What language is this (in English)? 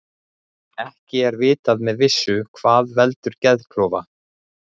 Icelandic